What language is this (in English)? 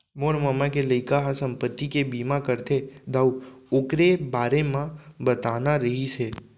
Chhattisgarhi